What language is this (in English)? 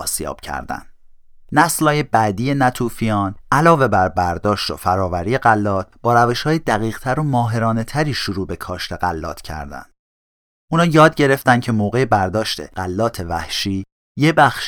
Persian